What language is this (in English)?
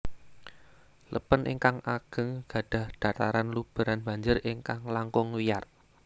Javanese